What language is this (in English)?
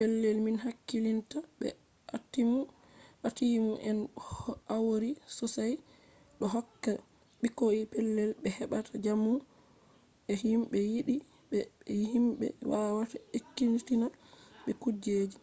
Fula